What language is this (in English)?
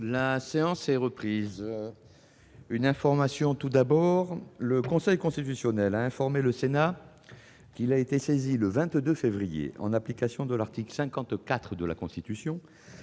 French